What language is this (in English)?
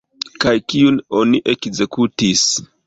Esperanto